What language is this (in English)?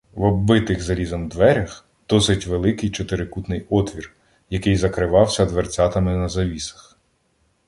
Ukrainian